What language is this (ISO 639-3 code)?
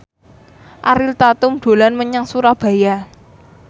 jav